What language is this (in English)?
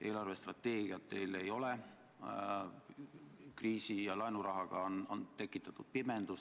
Estonian